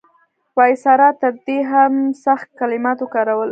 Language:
Pashto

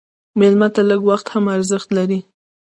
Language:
Pashto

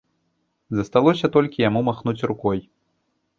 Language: Belarusian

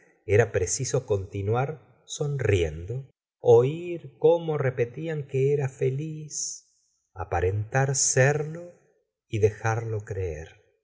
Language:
Spanish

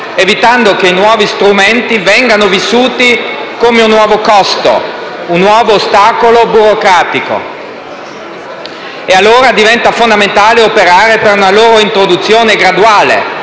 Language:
Italian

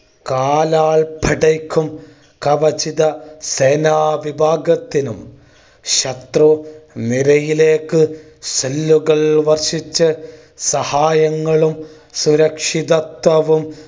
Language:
Malayalam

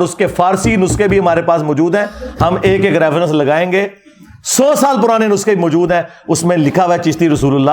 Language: Urdu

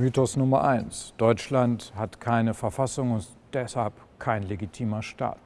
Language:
German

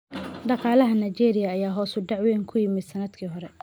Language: Somali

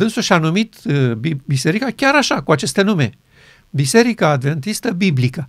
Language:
Romanian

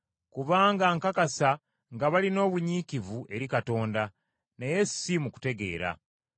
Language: Ganda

